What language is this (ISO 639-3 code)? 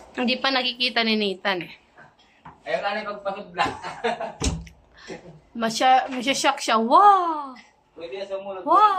fil